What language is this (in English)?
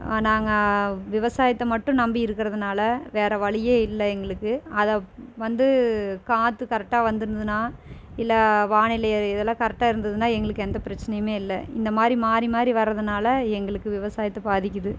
Tamil